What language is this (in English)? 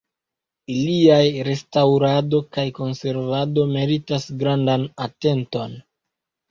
Esperanto